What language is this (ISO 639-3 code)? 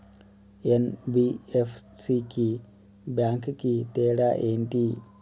tel